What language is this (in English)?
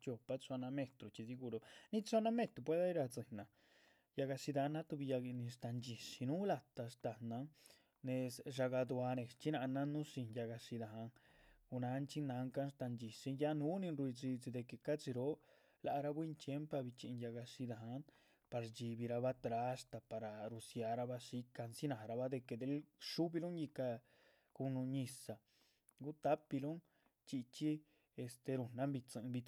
Chichicapan Zapotec